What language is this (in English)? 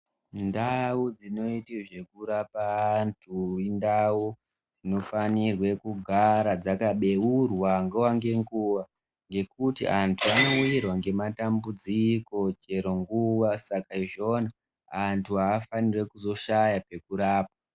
Ndau